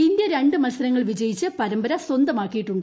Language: Malayalam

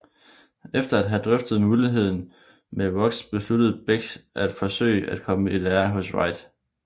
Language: Danish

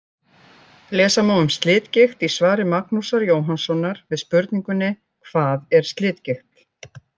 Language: Icelandic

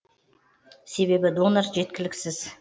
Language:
Kazakh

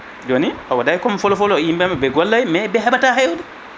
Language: Fula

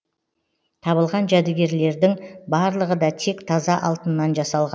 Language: Kazakh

